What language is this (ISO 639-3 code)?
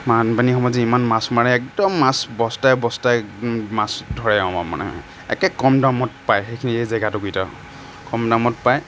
asm